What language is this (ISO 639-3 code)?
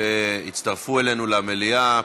heb